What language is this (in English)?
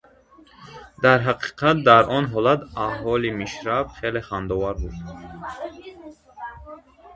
Tajik